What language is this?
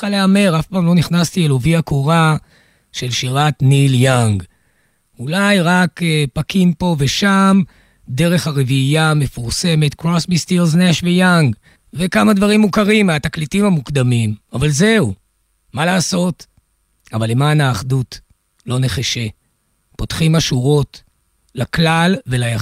Hebrew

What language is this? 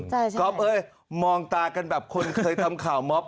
Thai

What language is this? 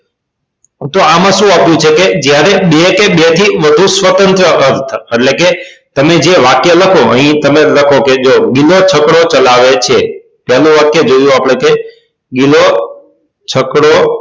Gujarati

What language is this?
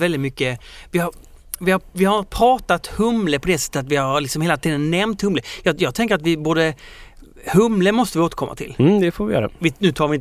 Swedish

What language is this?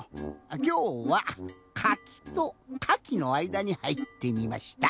Japanese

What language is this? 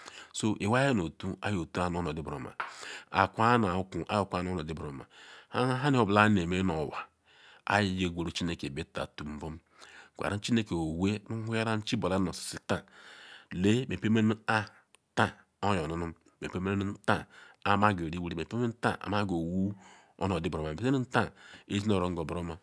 Ikwere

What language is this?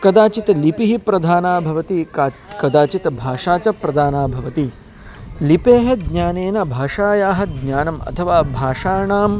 Sanskrit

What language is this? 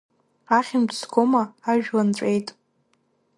Abkhazian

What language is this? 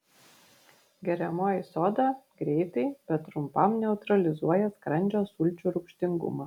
Lithuanian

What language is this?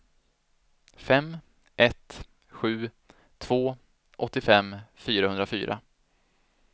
Swedish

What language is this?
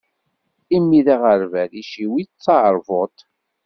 Kabyle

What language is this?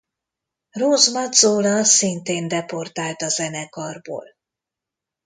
Hungarian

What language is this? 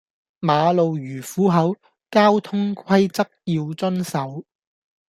Cantonese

